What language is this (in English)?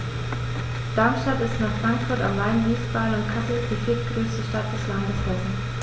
German